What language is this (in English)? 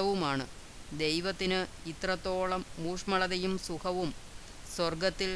Malayalam